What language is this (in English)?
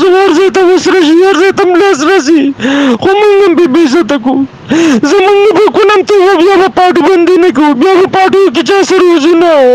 Arabic